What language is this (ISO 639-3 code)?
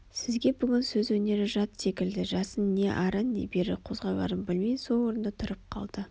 kaz